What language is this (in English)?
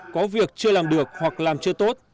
Vietnamese